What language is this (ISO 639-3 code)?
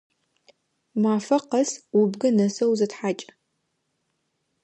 ady